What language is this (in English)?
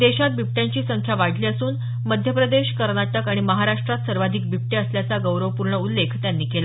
Marathi